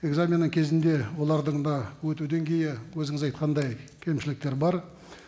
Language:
Kazakh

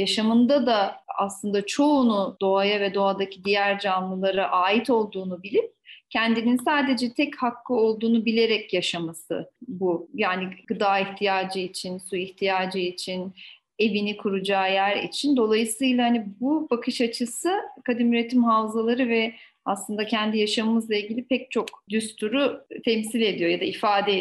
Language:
Turkish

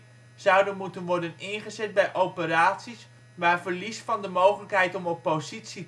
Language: Dutch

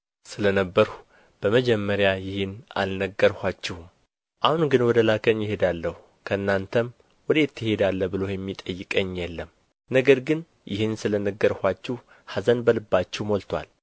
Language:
Amharic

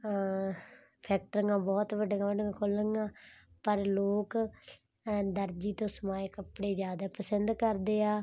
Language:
Punjabi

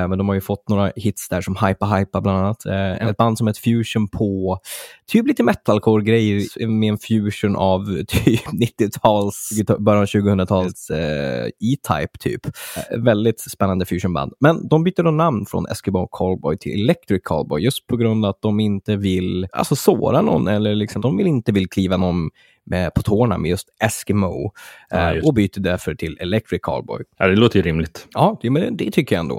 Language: Swedish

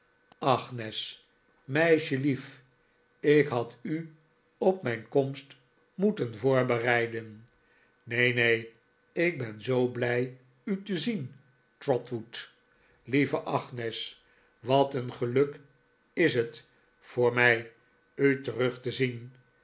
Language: Dutch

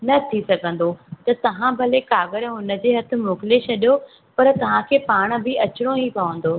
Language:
Sindhi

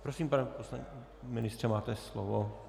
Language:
Czech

